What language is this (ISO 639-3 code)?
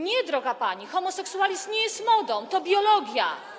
pol